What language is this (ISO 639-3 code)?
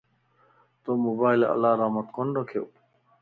lss